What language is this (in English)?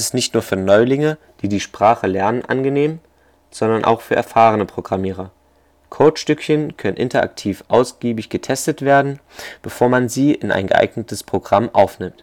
German